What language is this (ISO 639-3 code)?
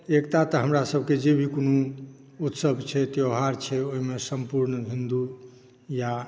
mai